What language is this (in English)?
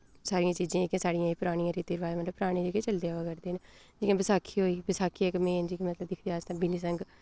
Dogri